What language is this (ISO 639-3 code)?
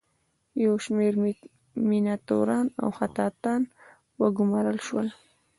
pus